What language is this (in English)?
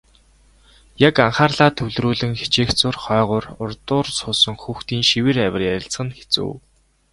Mongolian